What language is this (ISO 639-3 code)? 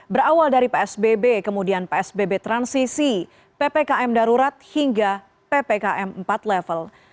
ind